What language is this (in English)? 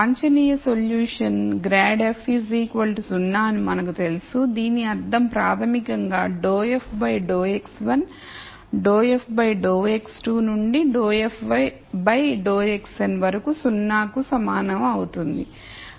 Telugu